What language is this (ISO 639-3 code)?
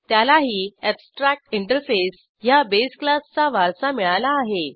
mar